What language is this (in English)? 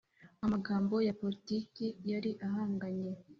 Kinyarwanda